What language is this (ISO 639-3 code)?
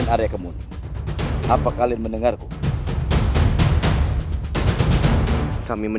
ind